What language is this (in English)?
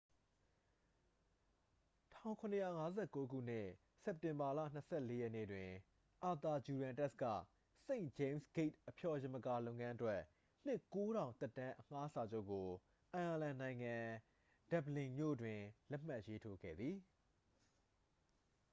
Burmese